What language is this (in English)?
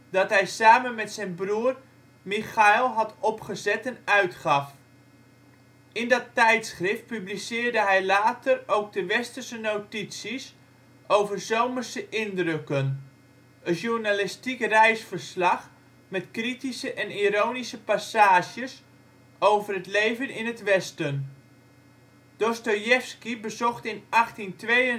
Dutch